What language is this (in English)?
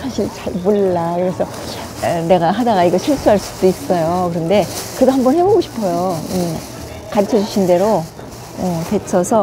Korean